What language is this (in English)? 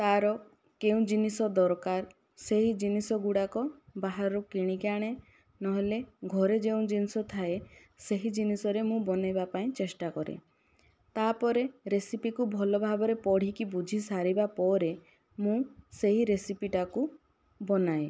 Odia